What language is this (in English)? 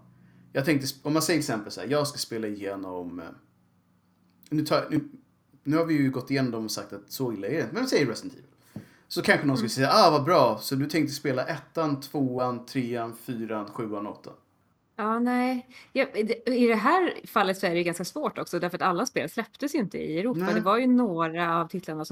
Swedish